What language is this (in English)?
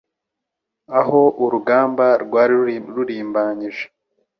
Kinyarwanda